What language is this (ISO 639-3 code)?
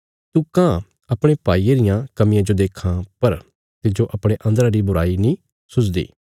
kfs